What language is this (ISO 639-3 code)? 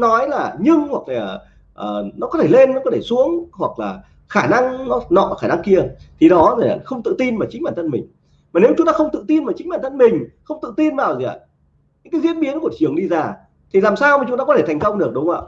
vie